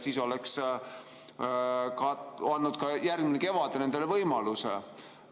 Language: Estonian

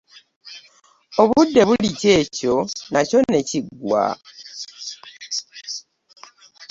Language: Ganda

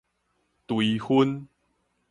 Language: Min Nan Chinese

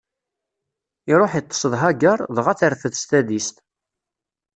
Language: Kabyle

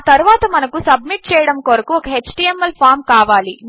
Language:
Telugu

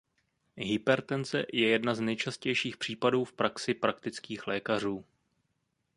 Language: Czech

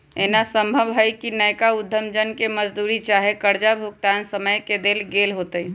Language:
Magahi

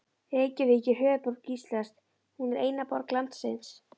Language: Icelandic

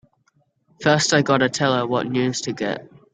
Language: English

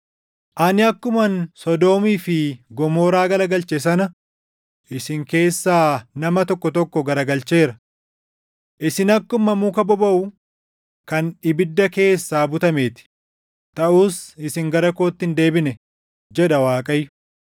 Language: Oromo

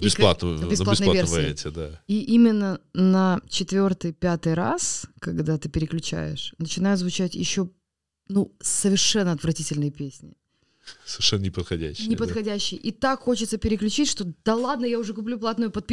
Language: Russian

